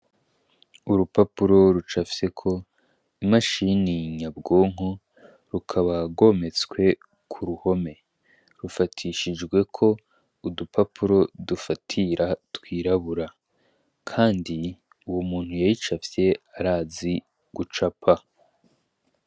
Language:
Rundi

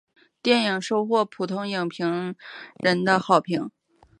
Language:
Chinese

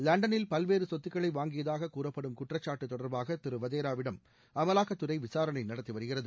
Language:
Tamil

